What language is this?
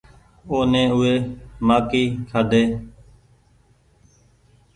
Goaria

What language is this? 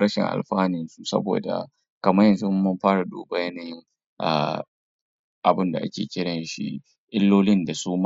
Hausa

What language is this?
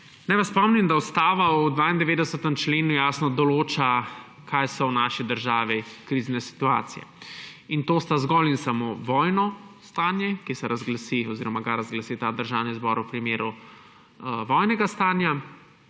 Slovenian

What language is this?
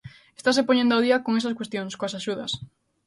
Galician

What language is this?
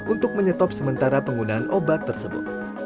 Indonesian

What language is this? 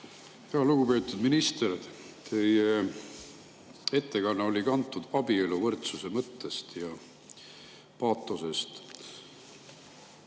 Estonian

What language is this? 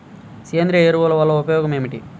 Telugu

